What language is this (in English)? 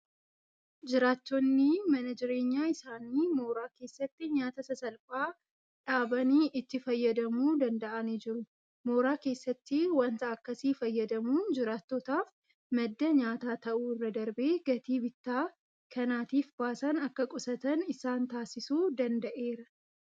Oromo